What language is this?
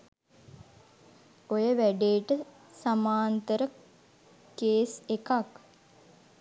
Sinhala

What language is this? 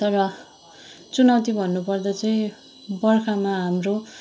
Nepali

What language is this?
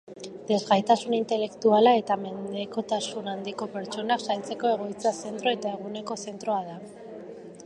Basque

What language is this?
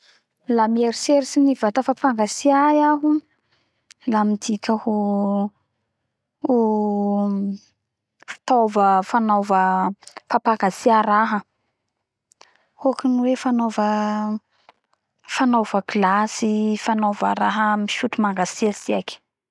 Bara Malagasy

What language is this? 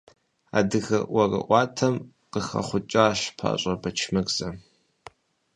Kabardian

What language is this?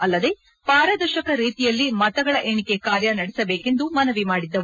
Kannada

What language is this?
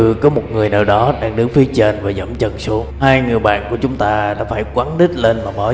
Vietnamese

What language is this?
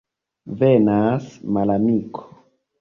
Esperanto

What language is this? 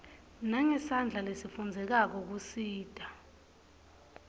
Swati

